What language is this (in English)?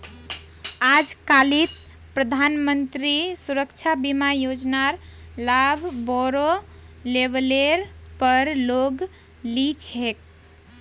Magahi